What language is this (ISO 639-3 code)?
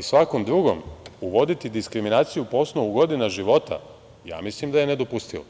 srp